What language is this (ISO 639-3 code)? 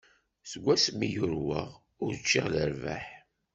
kab